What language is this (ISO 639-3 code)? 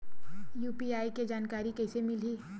hne